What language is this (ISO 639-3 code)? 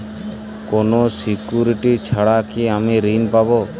ben